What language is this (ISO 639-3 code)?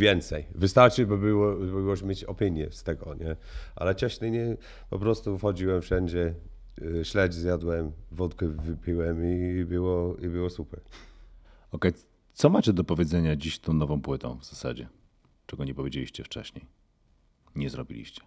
pol